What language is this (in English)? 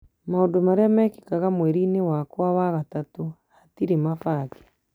Kikuyu